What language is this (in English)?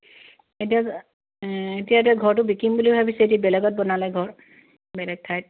Assamese